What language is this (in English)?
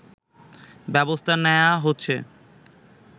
Bangla